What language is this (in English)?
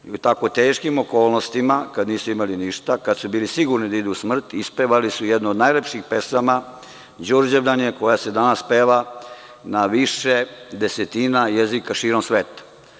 Serbian